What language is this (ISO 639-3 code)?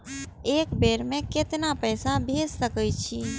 mai